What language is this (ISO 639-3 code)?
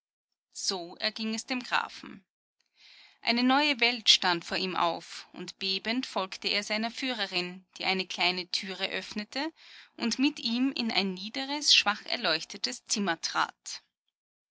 deu